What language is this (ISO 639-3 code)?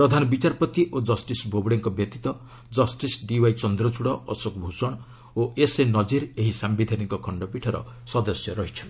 ori